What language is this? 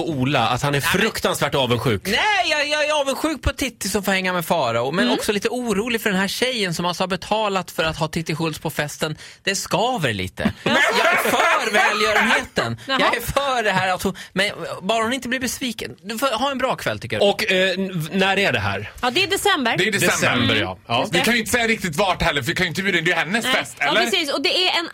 Swedish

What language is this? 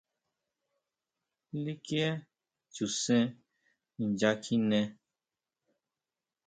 Huautla Mazatec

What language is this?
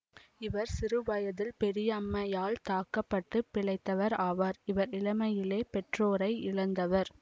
Tamil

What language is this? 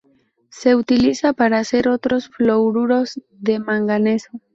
Spanish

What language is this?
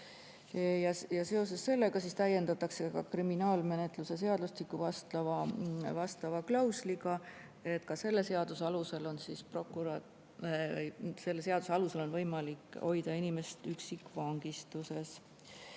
Estonian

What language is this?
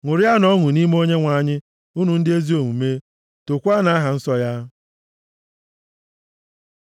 Igbo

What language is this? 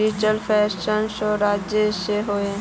Magahi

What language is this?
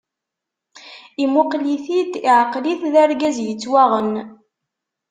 Kabyle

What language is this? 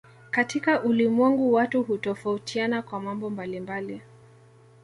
Swahili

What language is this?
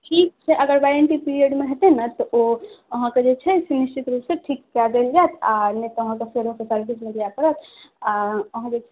Maithili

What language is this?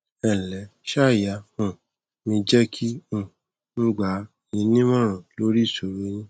Yoruba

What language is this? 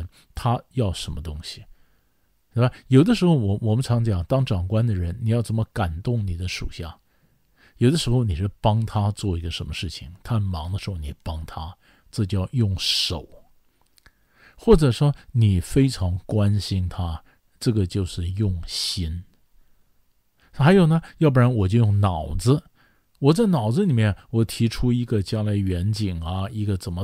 Chinese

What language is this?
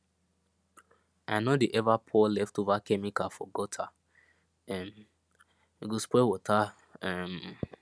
Nigerian Pidgin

